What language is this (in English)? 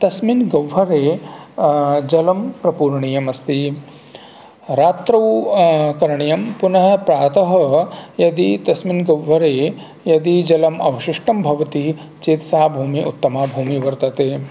Sanskrit